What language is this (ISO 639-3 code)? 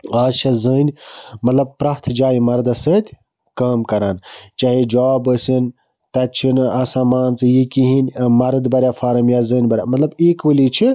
kas